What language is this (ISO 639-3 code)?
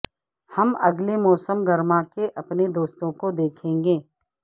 urd